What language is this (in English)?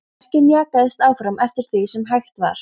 Icelandic